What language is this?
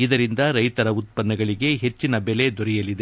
Kannada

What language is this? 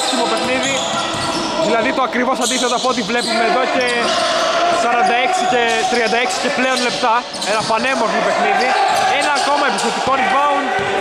Greek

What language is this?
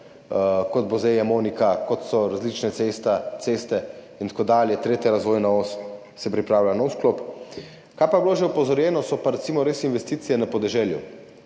Slovenian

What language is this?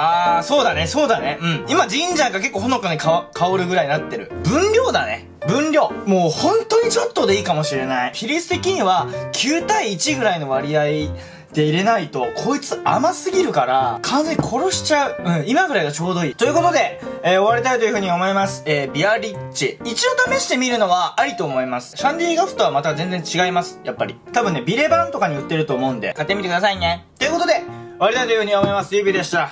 Japanese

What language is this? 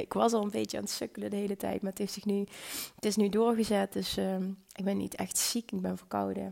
Dutch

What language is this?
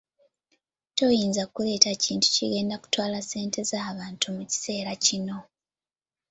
Ganda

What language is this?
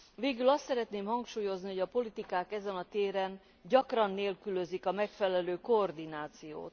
Hungarian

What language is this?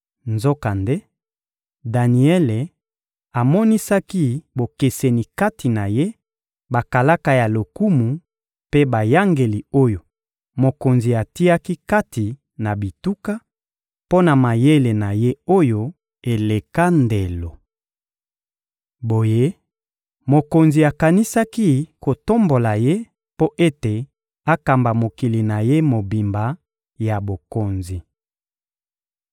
Lingala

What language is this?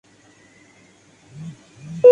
Urdu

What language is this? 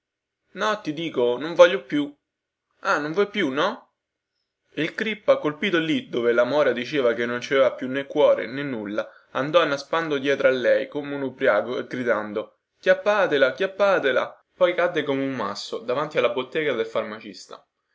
Italian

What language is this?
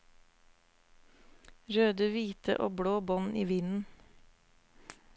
Norwegian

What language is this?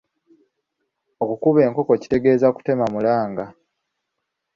Ganda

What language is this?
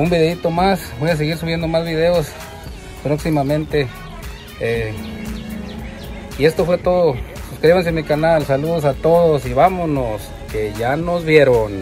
Spanish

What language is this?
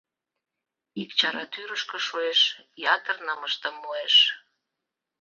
Mari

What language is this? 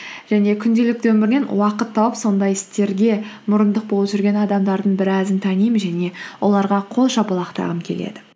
Kazakh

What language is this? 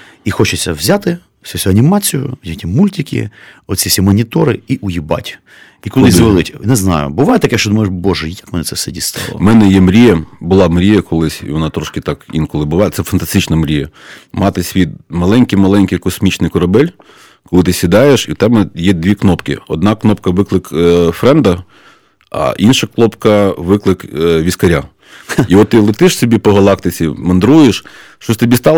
Ukrainian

